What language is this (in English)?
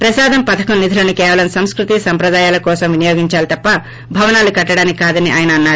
Telugu